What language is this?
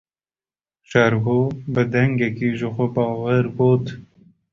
Kurdish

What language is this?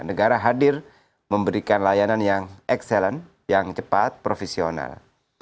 Indonesian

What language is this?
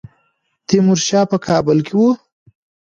Pashto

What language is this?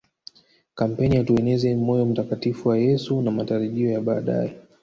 Swahili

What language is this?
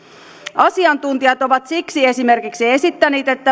Finnish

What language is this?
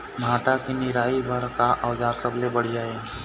Chhattisgarhi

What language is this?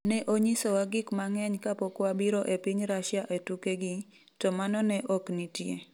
Luo (Kenya and Tanzania)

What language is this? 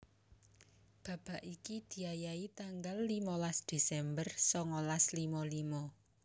Javanese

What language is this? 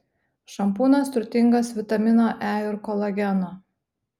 Lithuanian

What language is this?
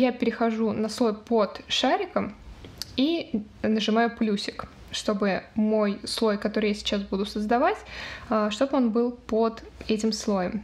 Russian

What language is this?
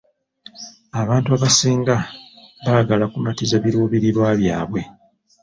Ganda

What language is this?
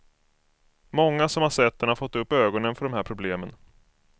Swedish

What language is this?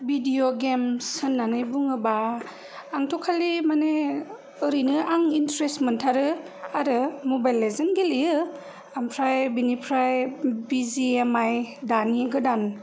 Bodo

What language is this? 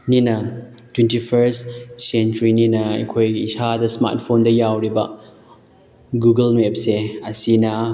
Manipuri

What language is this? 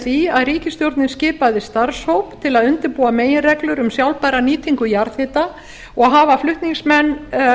Icelandic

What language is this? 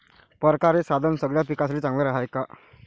Marathi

